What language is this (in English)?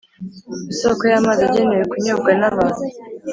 Kinyarwanda